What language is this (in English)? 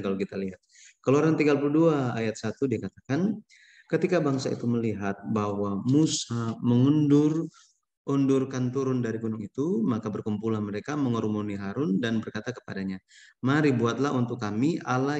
Indonesian